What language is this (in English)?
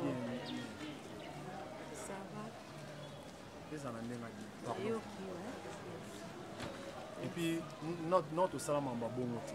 French